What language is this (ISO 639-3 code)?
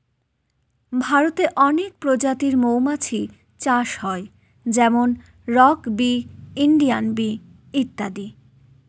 ben